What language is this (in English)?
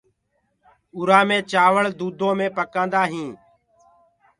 Gurgula